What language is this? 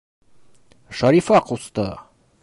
Bashkir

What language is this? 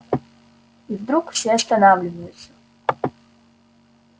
Russian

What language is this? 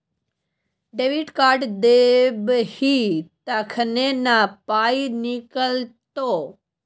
Maithili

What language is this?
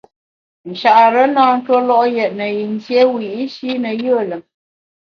Bamun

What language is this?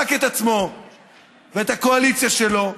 Hebrew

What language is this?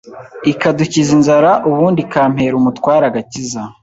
Kinyarwanda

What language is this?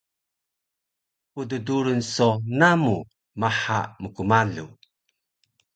Taroko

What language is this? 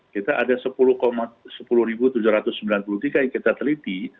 Indonesian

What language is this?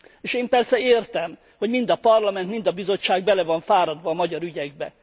Hungarian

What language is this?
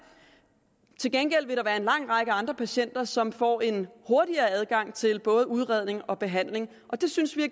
Danish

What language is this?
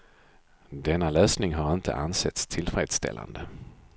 Swedish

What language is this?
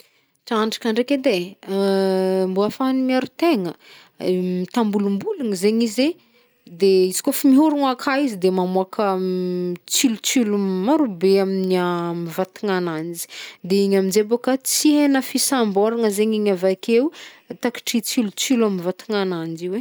Northern Betsimisaraka Malagasy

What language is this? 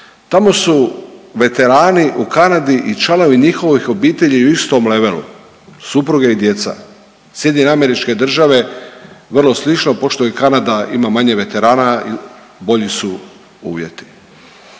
Croatian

